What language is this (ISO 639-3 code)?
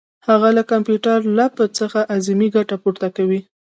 pus